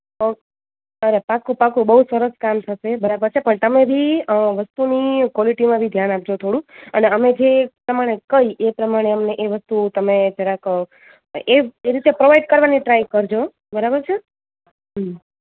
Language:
Gujarati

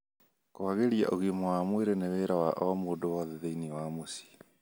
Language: Kikuyu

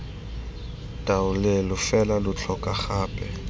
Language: Tswana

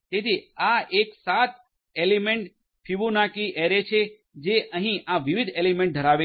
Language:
Gujarati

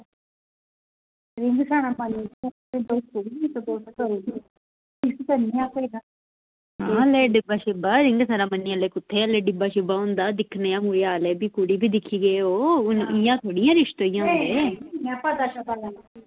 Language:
Dogri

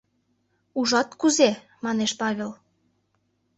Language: Mari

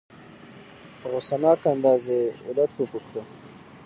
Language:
Pashto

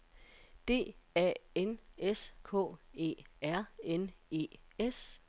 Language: Danish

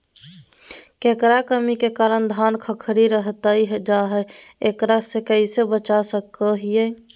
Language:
Magahi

